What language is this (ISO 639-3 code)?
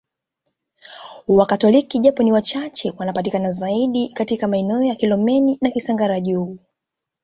swa